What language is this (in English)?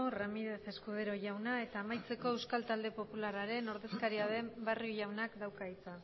Basque